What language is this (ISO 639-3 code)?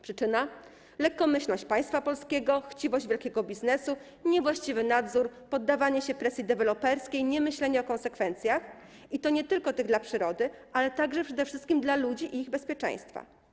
pol